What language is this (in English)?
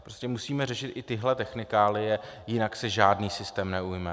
Czech